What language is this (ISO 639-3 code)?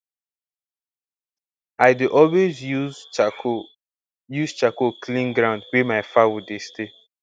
pcm